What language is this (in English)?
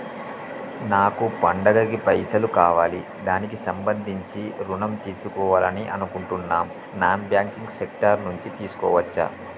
Telugu